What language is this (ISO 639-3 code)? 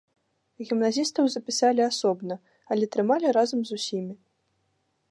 bel